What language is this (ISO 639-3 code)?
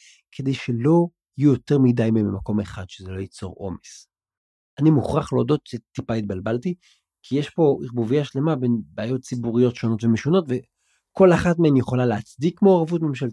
heb